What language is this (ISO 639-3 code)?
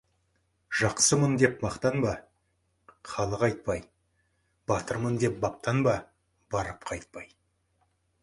kaz